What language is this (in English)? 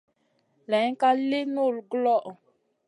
Masana